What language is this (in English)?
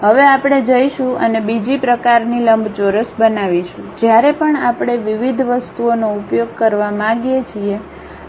Gujarati